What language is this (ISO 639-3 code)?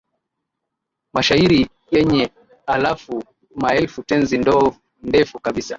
swa